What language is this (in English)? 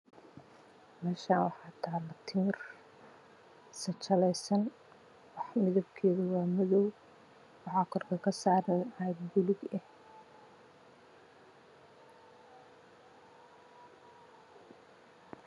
Somali